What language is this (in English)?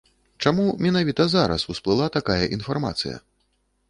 Belarusian